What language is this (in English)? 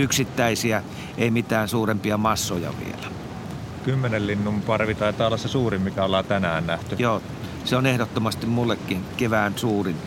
Finnish